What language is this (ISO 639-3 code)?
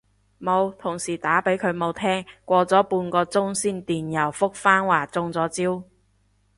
yue